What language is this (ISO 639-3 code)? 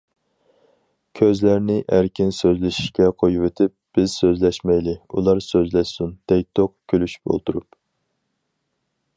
uig